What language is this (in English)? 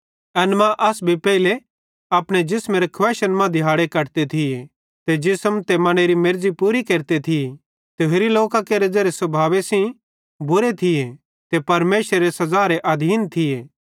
Bhadrawahi